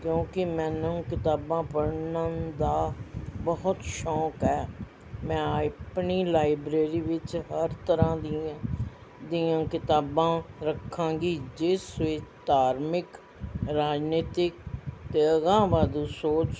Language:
Punjabi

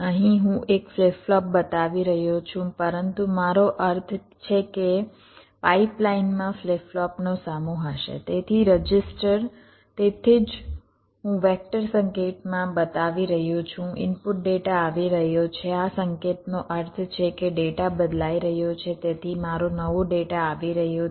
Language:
Gujarati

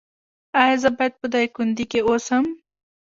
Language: Pashto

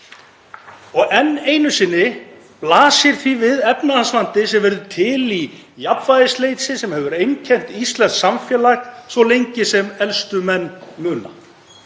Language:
Icelandic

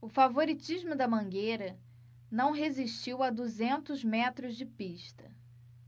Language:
Portuguese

